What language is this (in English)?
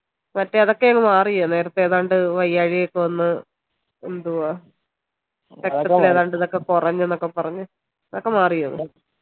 Malayalam